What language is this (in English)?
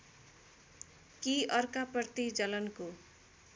Nepali